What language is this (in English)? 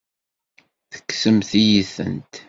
Kabyle